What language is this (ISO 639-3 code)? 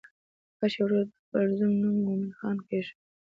pus